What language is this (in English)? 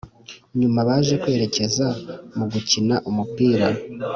Kinyarwanda